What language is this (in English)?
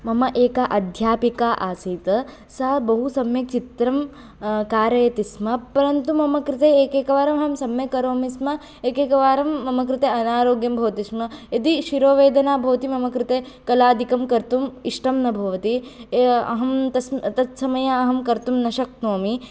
Sanskrit